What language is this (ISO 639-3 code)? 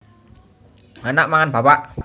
jav